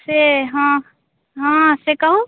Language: Maithili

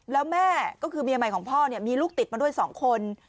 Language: Thai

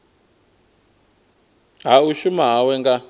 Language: Venda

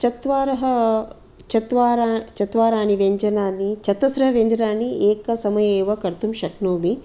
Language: Sanskrit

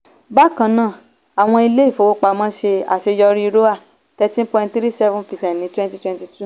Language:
Yoruba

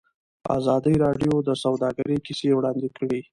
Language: Pashto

